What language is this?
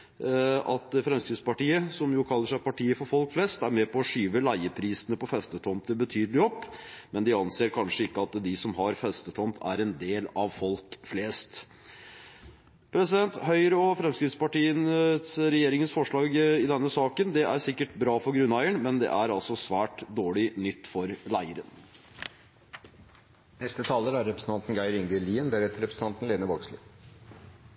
Norwegian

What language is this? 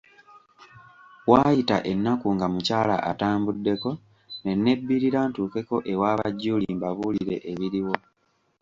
Ganda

